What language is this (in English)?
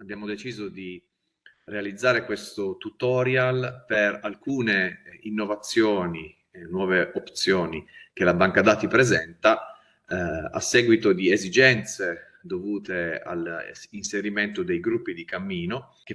Italian